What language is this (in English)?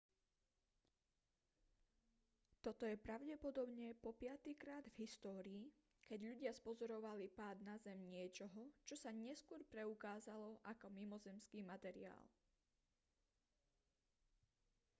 Slovak